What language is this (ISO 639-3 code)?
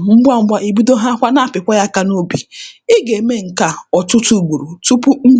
ibo